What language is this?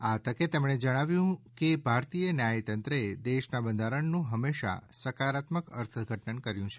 Gujarati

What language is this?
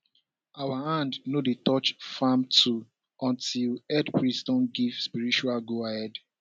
Nigerian Pidgin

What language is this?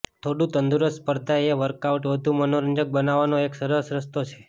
Gujarati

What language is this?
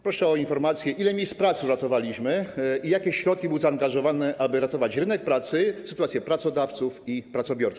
Polish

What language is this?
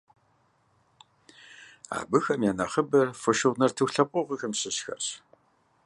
Kabardian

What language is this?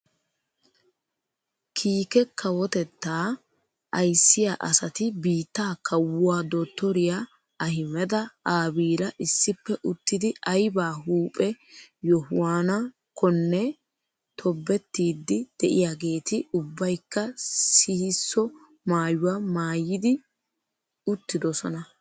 Wolaytta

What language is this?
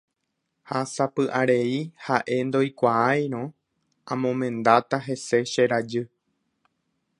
Guarani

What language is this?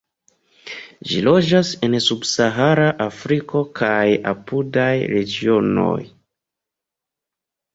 Esperanto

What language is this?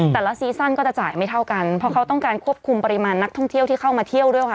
Thai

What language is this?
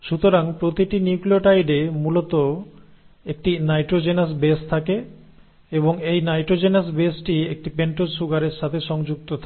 Bangla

